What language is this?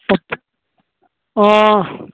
Assamese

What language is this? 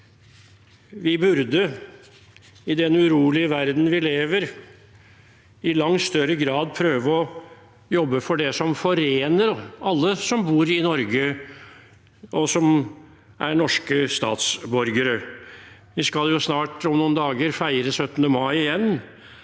Norwegian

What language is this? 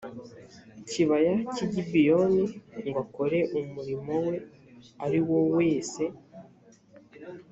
Kinyarwanda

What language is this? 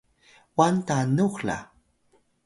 Atayal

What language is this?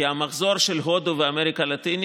Hebrew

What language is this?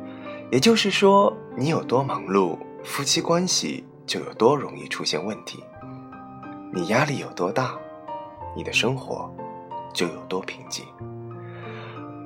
Chinese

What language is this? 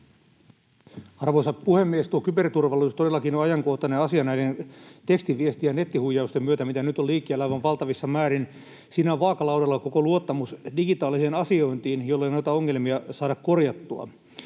Finnish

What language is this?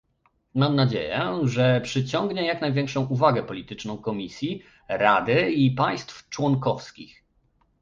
Polish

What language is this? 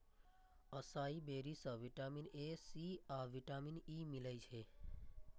Maithili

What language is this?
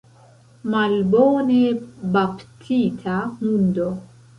Esperanto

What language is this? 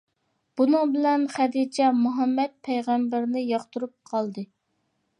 Uyghur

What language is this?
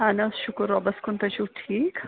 Kashmiri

